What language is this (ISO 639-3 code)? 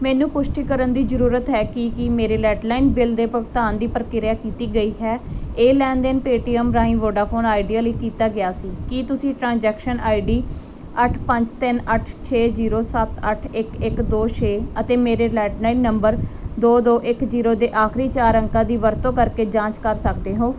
pan